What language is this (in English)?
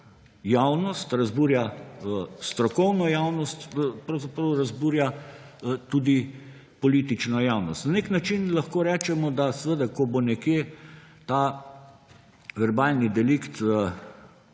Slovenian